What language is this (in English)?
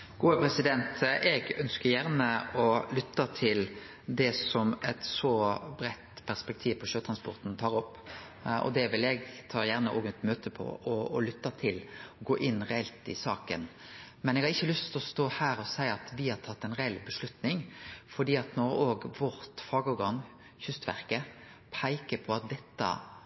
Norwegian